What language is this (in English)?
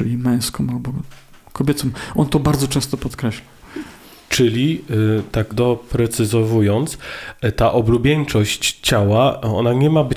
Polish